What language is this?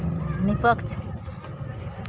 Maithili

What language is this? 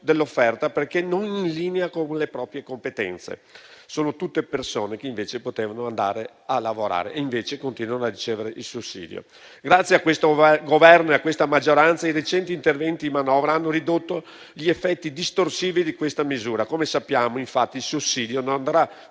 Italian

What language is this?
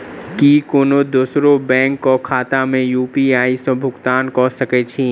Maithili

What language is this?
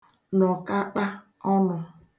Igbo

